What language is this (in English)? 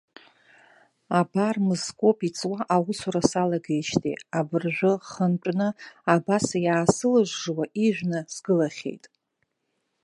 Abkhazian